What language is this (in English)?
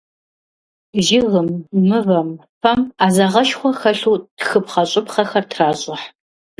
Kabardian